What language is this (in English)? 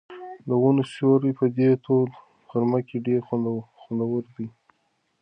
Pashto